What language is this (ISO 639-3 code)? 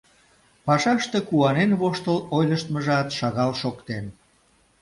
chm